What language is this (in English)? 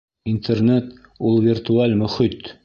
Bashkir